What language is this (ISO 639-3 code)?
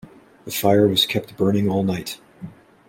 eng